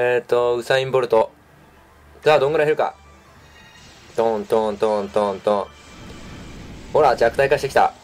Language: Japanese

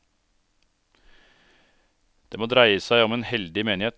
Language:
Norwegian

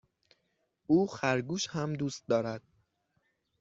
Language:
Persian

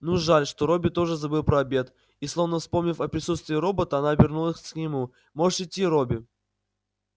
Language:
Russian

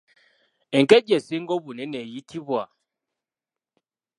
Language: Ganda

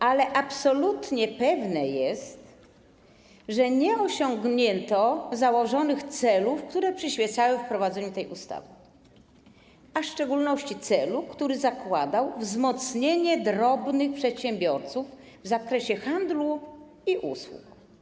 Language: Polish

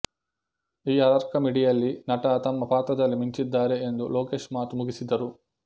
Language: Kannada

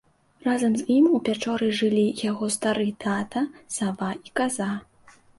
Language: Belarusian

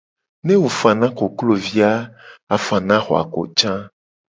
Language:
Gen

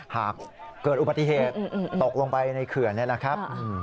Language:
Thai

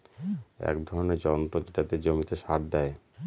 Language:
Bangla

